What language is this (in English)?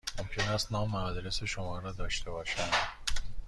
Persian